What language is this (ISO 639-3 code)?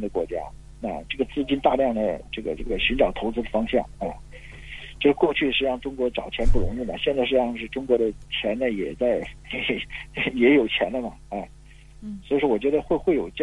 zho